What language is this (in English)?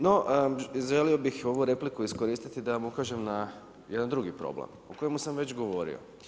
Croatian